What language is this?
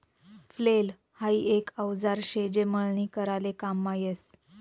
Marathi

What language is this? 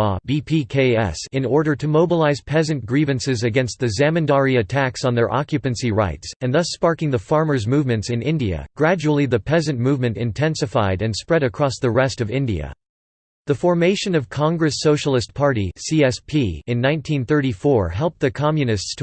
English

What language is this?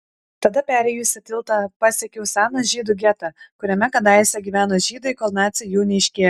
Lithuanian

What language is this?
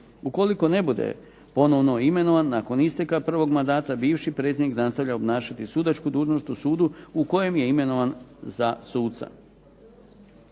Croatian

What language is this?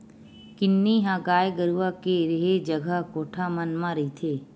Chhattisgarhi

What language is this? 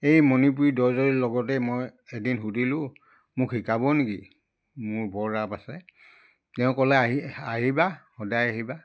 Assamese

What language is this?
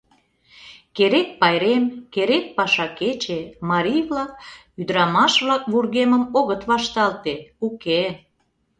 Mari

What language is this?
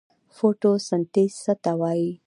Pashto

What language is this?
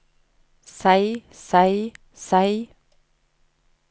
Norwegian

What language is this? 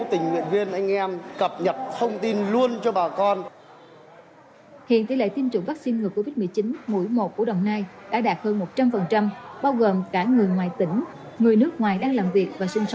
Vietnamese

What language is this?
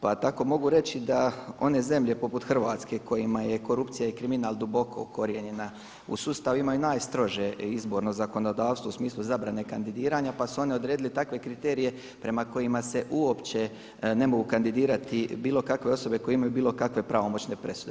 Croatian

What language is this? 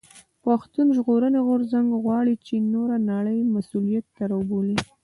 Pashto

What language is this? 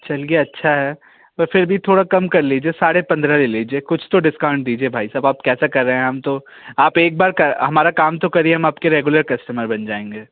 Hindi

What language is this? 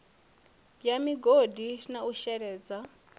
Venda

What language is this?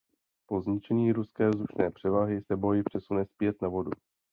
Czech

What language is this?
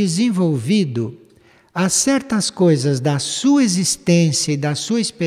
Portuguese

